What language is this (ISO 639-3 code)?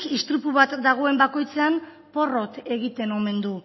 eus